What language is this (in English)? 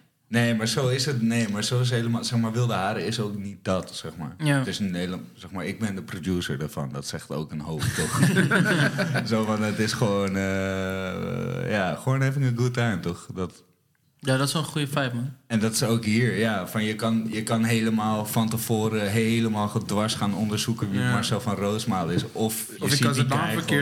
Dutch